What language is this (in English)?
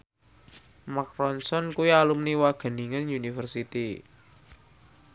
Javanese